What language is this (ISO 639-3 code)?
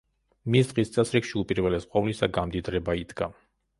kat